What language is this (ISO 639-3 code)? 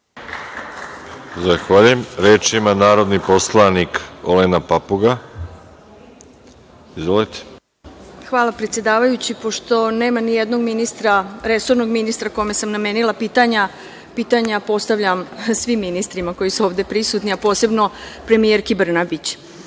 srp